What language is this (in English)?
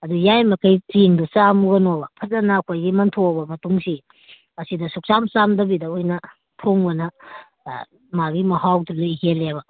Manipuri